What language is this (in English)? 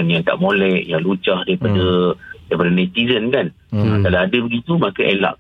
Malay